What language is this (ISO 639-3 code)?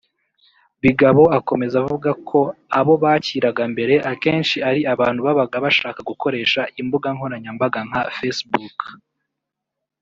kin